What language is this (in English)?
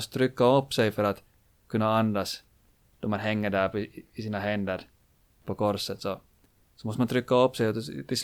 Swedish